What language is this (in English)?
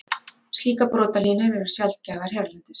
Icelandic